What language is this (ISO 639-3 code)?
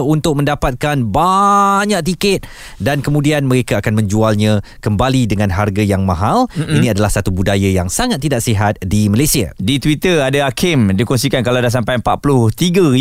msa